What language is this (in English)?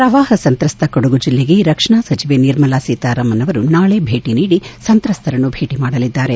Kannada